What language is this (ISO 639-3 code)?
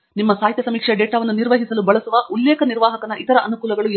kan